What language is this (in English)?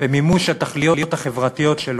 Hebrew